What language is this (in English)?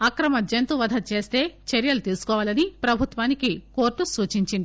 Telugu